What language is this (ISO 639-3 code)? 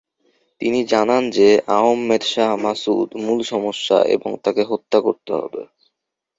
ben